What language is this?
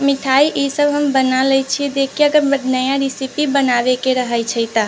Maithili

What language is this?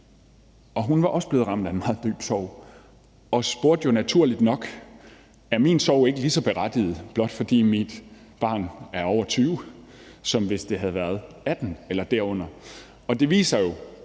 Danish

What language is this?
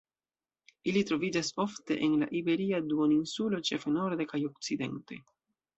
Esperanto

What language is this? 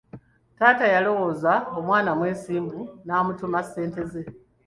Ganda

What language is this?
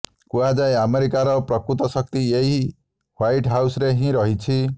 Odia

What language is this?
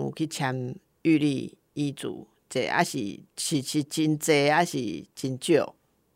Chinese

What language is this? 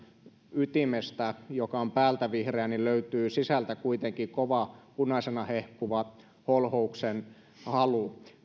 Finnish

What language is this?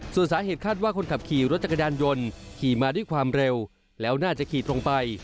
Thai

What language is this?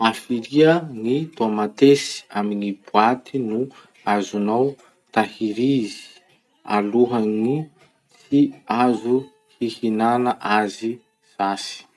Masikoro Malagasy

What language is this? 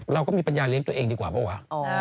Thai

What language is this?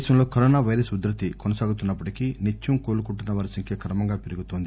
Telugu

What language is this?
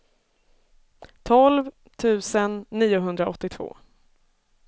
Swedish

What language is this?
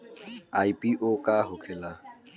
Bhojpuri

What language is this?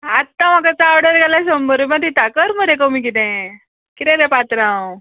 Konkani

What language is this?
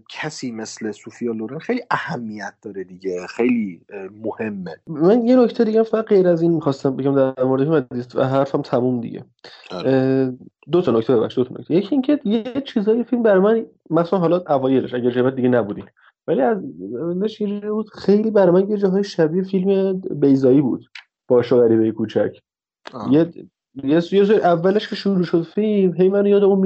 Persian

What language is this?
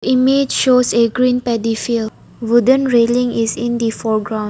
English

